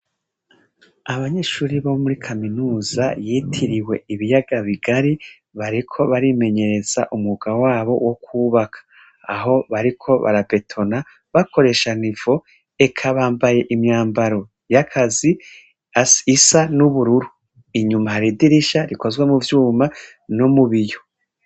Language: Rundi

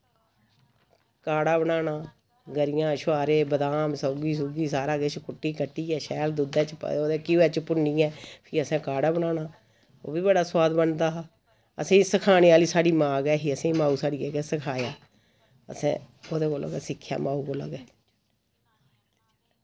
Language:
Dogri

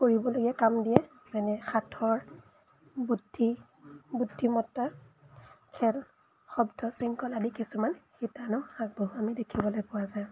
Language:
Assamese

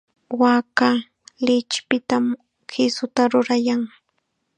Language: Chiquián Ancash Quechua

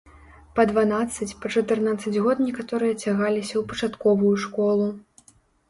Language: Belarusian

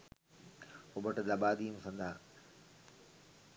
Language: Sinhala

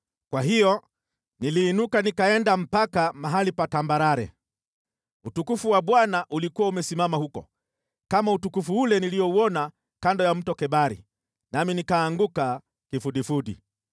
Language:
Swahili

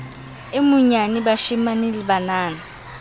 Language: Southern Sotho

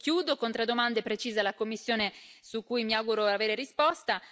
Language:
Italian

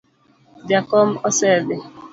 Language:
Luo (Kenya and Tanzania)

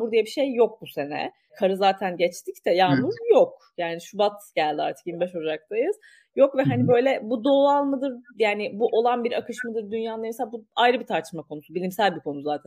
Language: Turkish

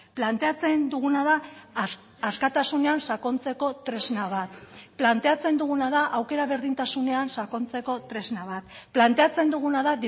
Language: Basque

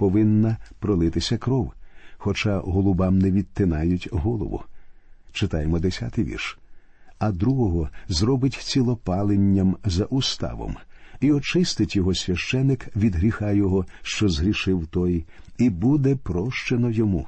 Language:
Ukrainian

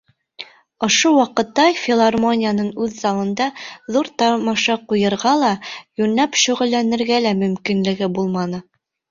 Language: Bashkir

